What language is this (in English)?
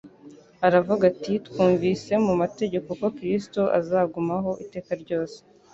Kinyarwanda